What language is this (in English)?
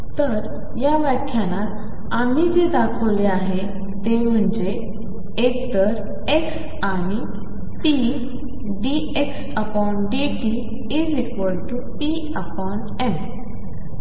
Marathi